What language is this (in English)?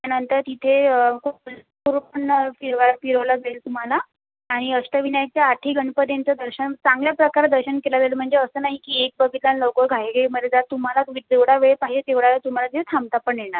Marathi